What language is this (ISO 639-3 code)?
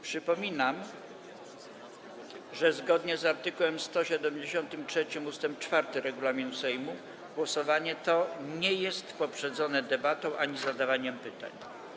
pol